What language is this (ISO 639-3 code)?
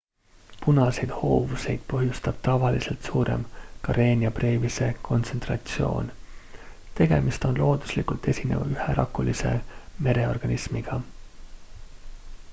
est